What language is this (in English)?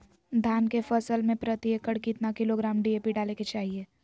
Magahi